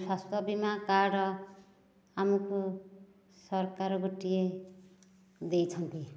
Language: Odia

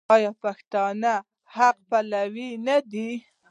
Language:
Pashto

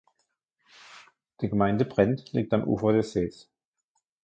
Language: German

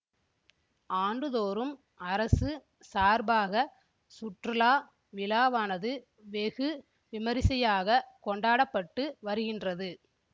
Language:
Tamil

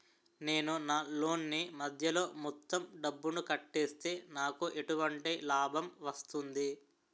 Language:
Telugu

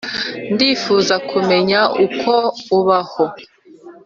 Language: Kinyarwanda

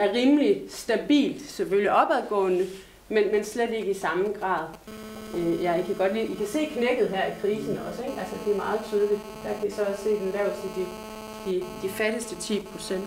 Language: Danish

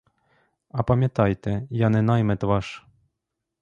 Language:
Ukrainian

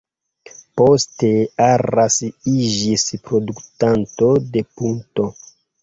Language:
Esperanto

